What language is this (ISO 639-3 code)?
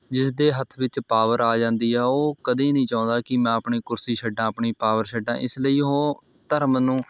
pan